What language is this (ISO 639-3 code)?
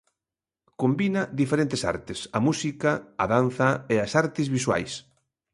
glg